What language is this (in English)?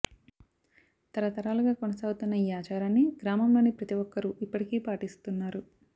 Telugu